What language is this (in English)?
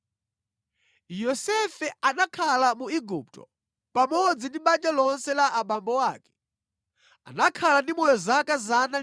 Nyanja